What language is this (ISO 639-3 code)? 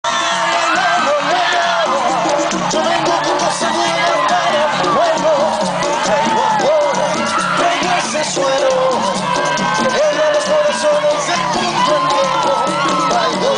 kor